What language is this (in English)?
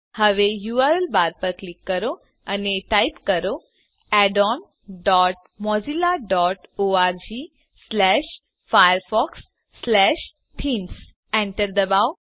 Gujarati